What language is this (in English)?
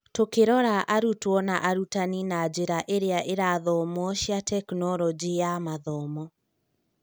Kikuyu